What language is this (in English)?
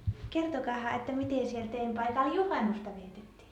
Finnish